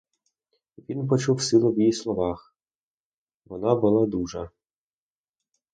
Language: Ukrainian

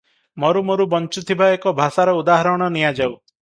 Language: Odia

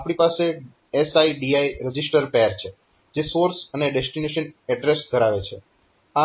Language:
Gujarati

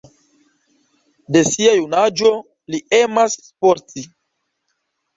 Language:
Esperanto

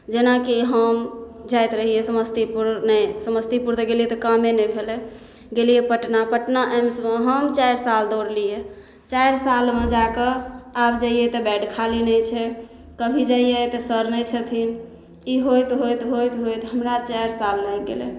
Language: Maithili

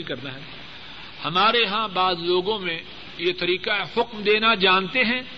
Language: Urdu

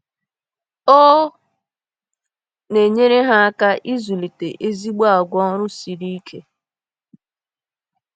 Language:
Igbo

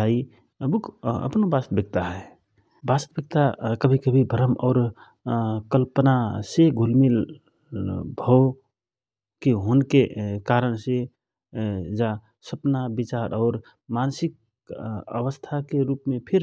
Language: Rana Tharu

